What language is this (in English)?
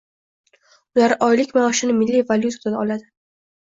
Uzbek